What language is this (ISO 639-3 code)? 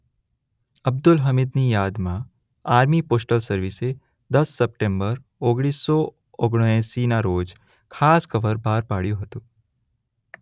guj